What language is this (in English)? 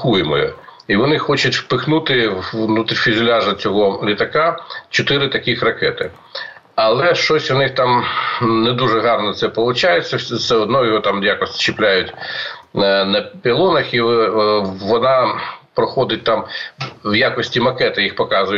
Ukrainian